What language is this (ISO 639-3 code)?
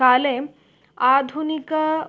san